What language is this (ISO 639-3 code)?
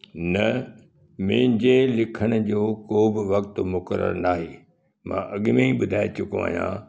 snd